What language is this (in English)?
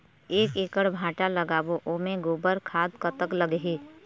Chhattisgarhi